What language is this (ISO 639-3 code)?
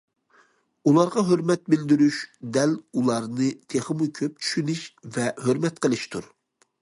uig